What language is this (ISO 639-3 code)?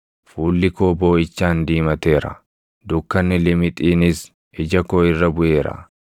orm